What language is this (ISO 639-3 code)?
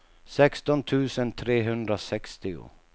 swe